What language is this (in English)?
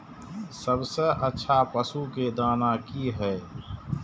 Maithili